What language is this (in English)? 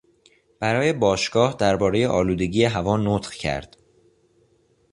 Persian